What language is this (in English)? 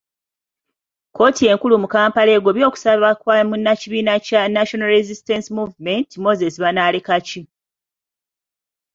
Ganda